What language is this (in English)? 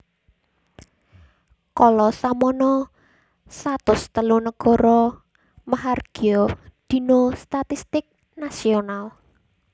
Javanese